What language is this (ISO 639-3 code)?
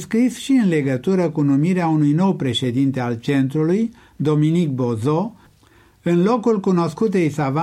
ron